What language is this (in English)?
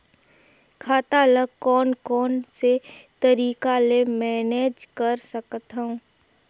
Chhattisgarhi